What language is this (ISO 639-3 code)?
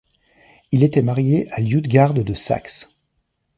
fra